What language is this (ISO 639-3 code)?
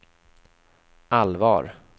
swe